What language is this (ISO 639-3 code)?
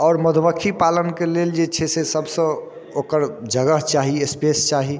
mai